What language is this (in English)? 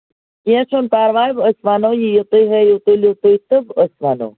Kashmiri